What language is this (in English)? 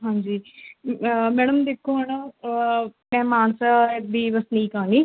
Punjabi